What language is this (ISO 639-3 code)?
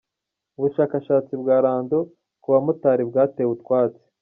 kin